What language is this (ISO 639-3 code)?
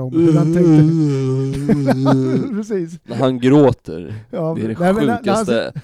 swe